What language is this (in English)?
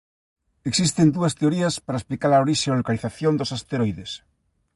Galician